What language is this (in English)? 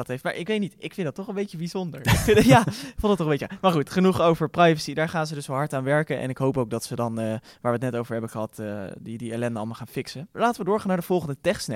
Dutch